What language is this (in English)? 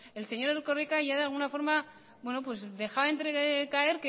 Spanish